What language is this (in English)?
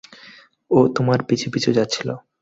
Bangla